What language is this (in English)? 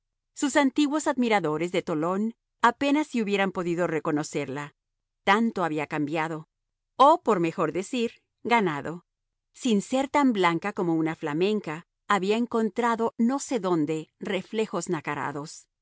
Spanish